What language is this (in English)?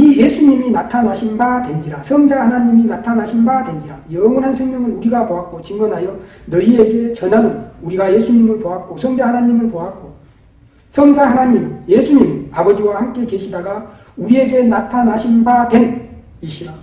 Korean